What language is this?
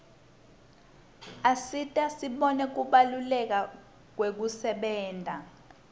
Swati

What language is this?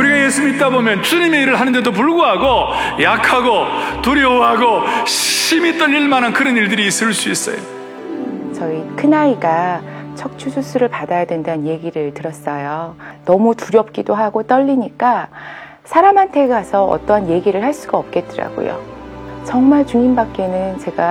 Korean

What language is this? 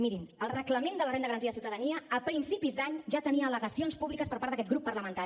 Catalan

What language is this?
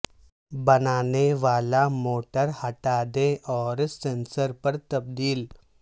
Urdu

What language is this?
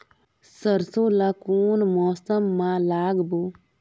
Chhattisgarhi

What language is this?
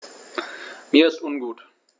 German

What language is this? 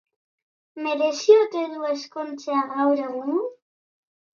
Basque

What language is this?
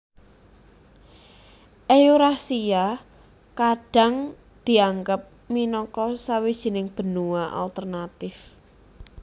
Javanese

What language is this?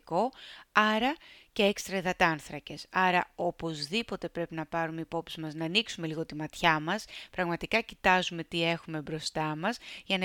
Greek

